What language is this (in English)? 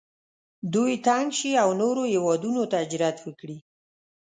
Pashto